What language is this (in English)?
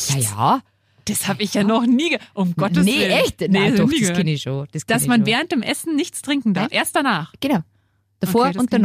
German